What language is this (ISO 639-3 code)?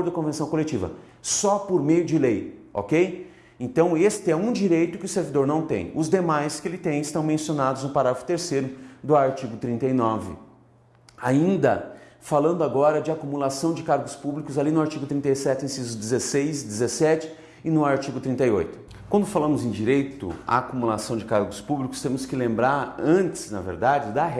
por